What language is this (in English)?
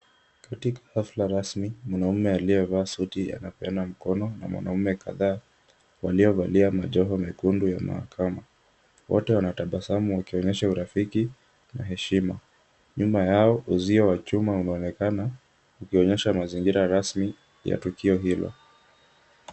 Swahili